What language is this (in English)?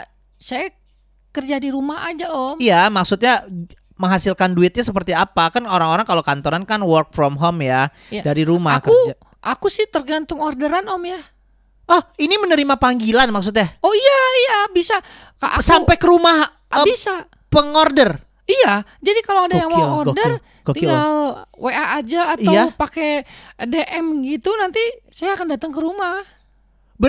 Indonesian